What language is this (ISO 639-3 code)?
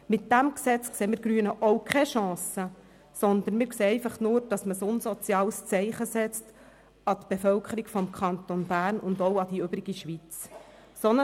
gsw